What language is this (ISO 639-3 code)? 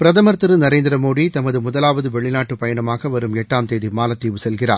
tam